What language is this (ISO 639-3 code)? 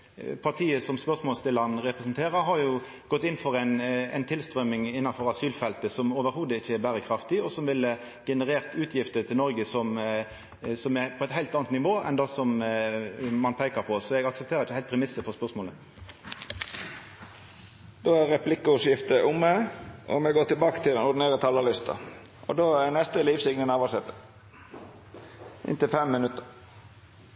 nno